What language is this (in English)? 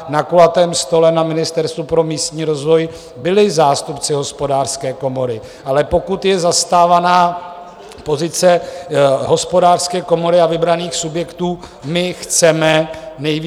Czech